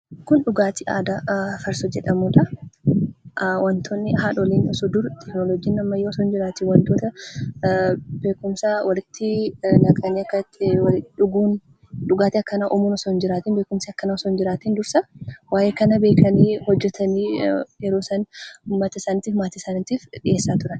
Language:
Oromo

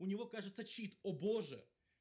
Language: Russian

